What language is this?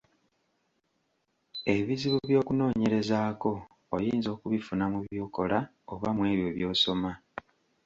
Ganda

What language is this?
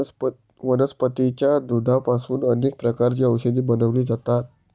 Marathi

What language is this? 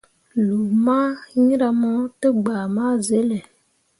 Mundang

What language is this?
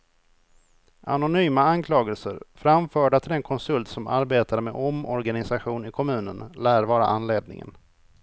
Swedish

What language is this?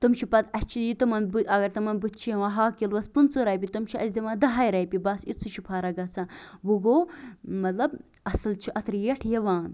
Kashmiri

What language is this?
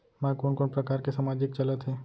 Chhattisgarhi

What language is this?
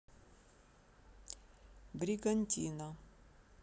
Russian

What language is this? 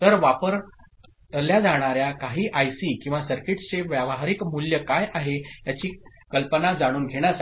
Marathi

